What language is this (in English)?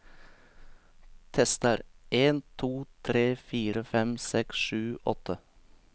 Norwegian